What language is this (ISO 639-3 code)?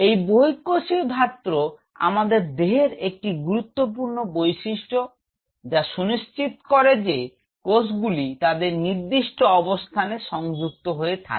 ben